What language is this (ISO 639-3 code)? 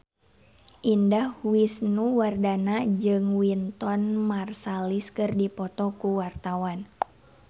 sun